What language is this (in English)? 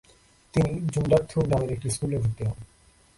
Bangla